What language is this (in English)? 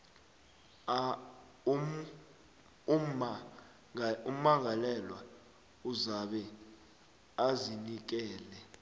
South Ndebele